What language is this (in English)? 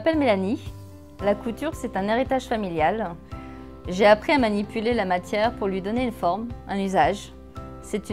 French